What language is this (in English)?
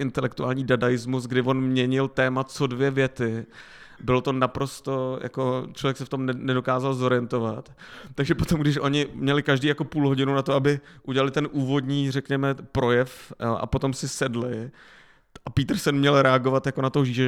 Czech